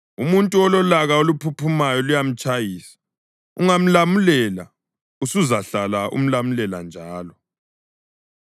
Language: North Ndebele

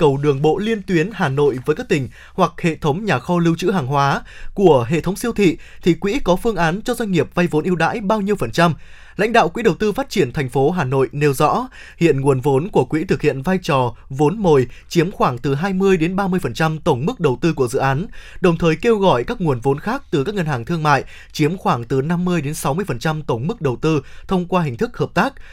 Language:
Vietnamese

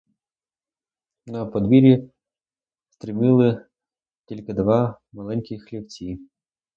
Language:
Ukrainian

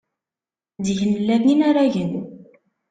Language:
Kabyle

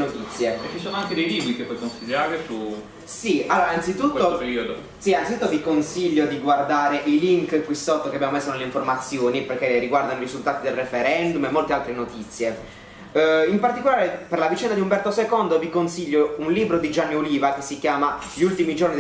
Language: Italian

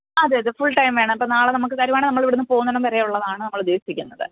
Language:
Malayalam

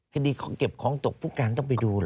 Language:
Thai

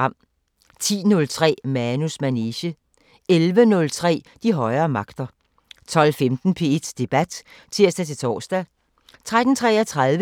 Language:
Danish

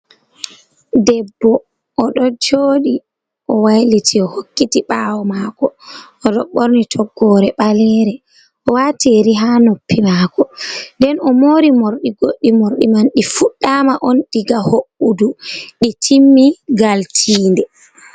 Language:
Fula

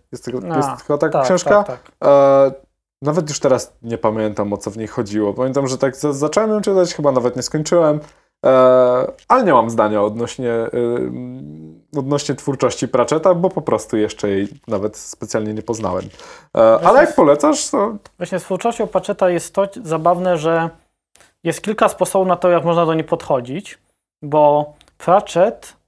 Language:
Polish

